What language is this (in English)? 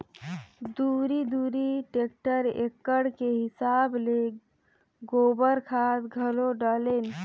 Chhattisgarhi